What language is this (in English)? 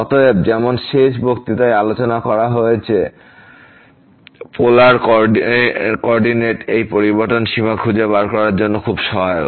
Bangla